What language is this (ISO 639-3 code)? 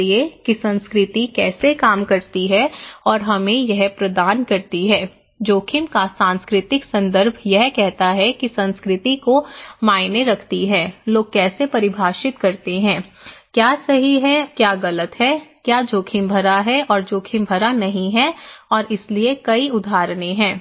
hin